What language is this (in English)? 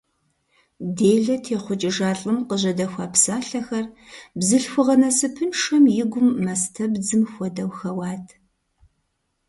Kabardian